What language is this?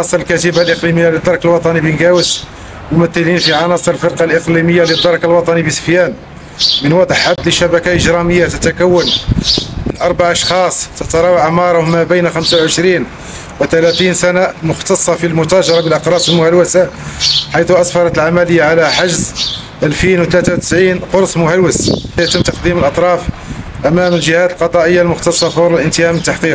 Arabic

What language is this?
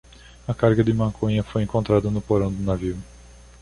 Portuguese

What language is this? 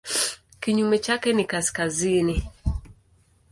Swahili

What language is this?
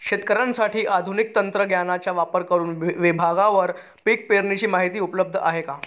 Marathi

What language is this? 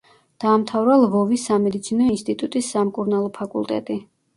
Georgian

